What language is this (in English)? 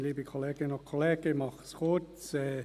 Swiss German